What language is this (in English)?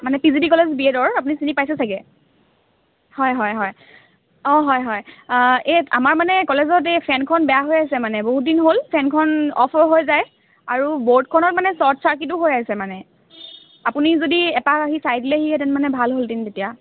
Assamese